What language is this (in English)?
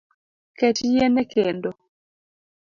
Luo (Kenya and Tanzania)